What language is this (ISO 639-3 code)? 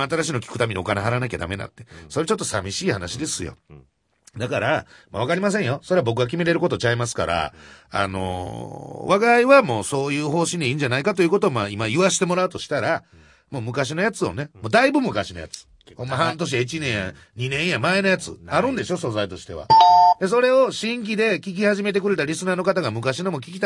jpn